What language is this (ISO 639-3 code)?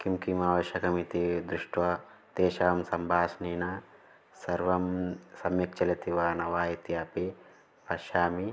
san